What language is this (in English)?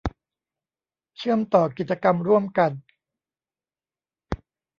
Thai